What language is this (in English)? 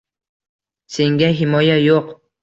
Uzbek